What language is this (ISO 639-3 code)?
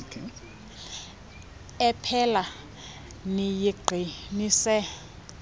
xho